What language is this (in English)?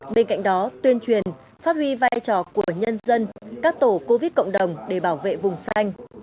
Vietnamese